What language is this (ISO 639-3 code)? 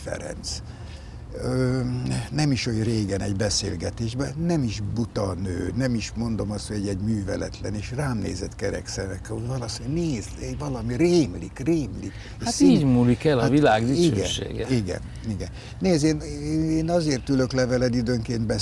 hun